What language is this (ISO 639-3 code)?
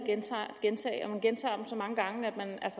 dan